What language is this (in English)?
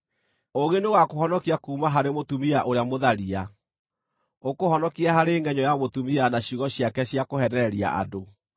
Kikuyu